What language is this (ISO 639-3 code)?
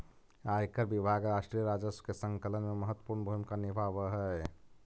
mag